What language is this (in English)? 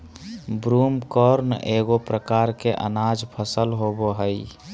Magahi